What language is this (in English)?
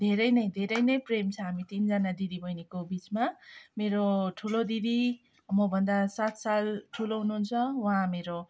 Nepali